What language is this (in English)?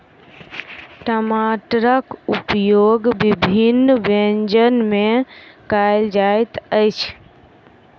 Maithili